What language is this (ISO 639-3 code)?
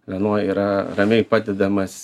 lit